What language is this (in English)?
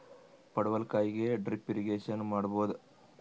Kannada